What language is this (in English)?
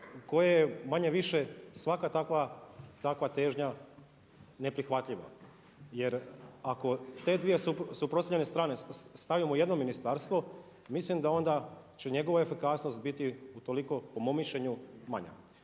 Croatian